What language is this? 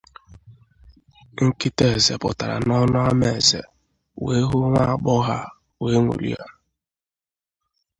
Igbo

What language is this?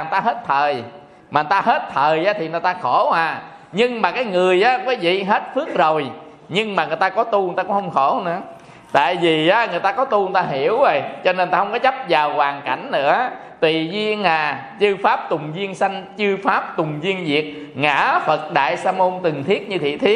Vietnamese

